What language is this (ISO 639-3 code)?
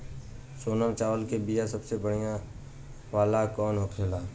bho